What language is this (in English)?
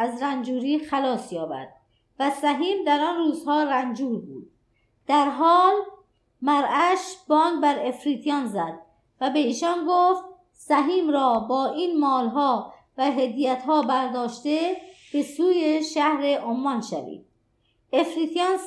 Persian